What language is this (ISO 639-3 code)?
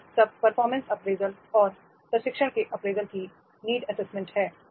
hin